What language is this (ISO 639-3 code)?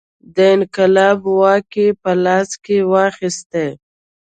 pus